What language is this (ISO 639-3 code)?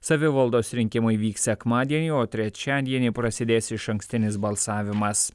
lit